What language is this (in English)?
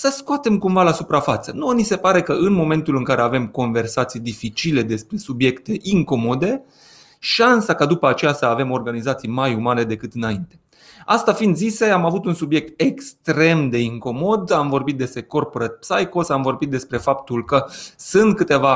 Romanian